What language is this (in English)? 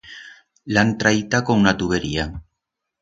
Aragonese